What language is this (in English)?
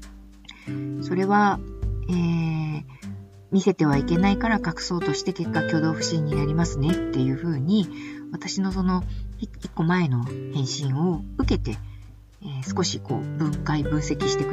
Japanese